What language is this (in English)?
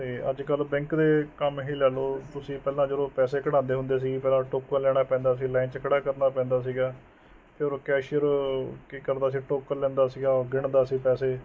Punjabi